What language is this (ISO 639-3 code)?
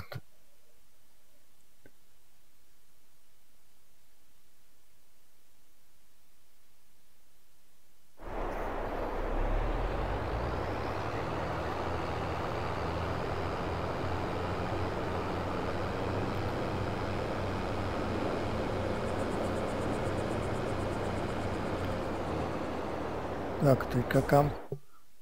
ces